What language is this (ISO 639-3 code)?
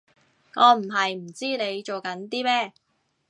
yue